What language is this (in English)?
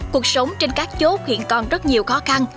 Vietnamese